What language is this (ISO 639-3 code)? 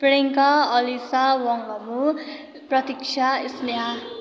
nep